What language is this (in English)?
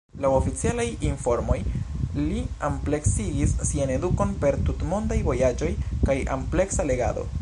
Esperanto